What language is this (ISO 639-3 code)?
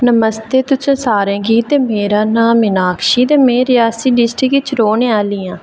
doi